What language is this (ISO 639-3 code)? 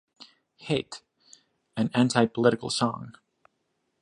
eng